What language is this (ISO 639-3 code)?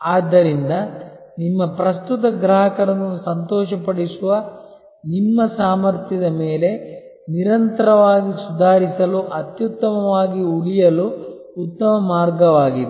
kan